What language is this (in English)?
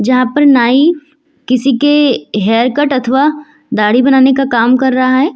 Hindi